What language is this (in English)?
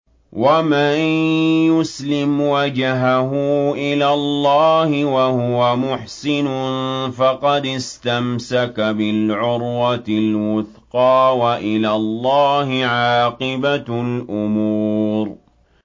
Arabic